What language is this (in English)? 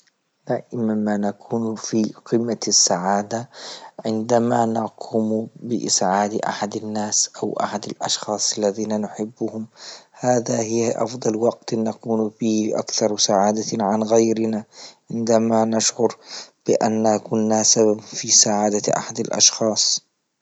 Libyan Arabic